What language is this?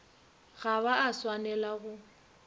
Northern Sotho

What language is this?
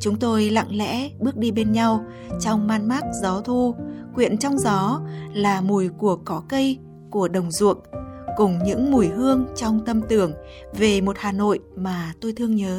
Vietnamese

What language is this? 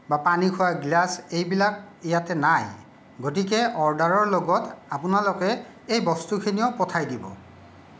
Assamese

